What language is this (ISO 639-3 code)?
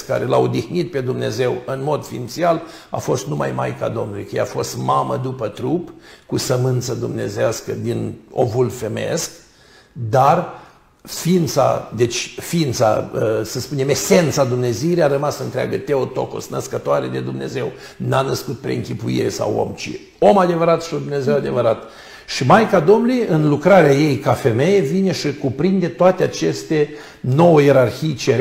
ron